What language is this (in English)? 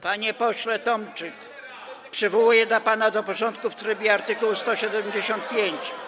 Polish